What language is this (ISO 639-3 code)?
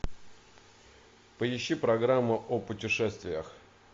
rus